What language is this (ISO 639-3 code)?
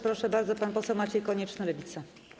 pol